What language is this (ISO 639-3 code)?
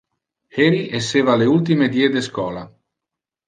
ina